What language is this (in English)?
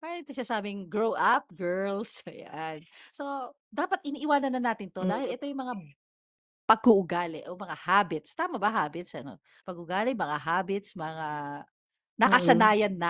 Filipino